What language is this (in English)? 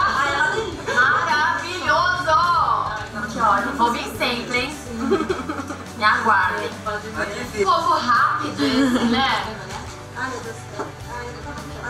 Portuguese